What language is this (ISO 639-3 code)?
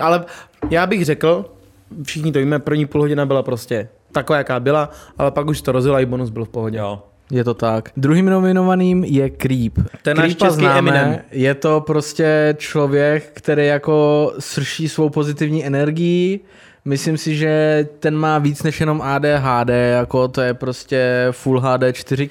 ces